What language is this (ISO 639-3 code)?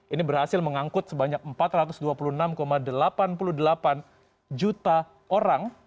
ind